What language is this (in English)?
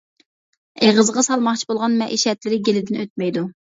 Uyghur